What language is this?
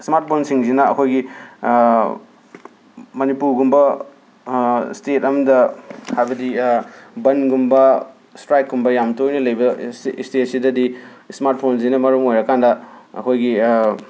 Manipuri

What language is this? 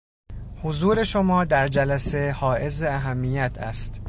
Persian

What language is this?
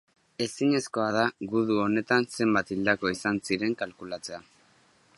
Basque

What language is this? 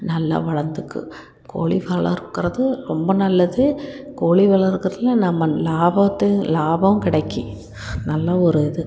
Tamil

